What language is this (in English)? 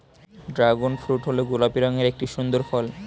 Bangla